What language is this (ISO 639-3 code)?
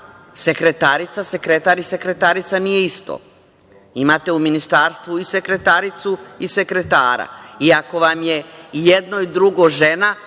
srp